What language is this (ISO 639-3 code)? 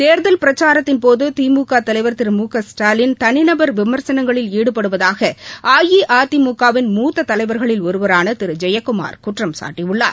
tam